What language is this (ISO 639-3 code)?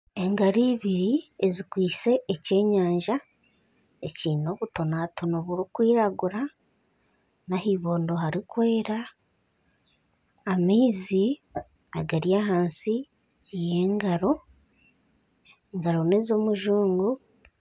nyn